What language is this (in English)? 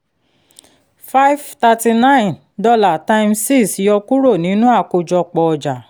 Yoruba